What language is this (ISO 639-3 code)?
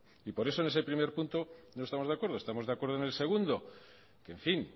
spa